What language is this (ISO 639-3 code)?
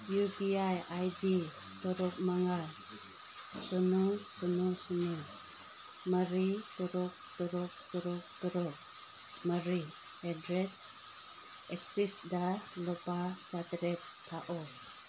mni